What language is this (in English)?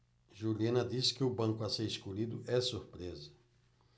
Portuguese